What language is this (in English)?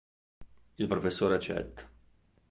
Italian